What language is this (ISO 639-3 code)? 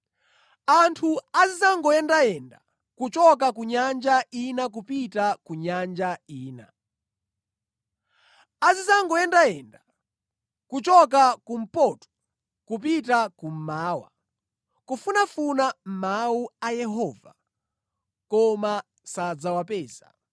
nya